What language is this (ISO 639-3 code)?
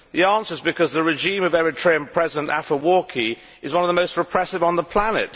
eng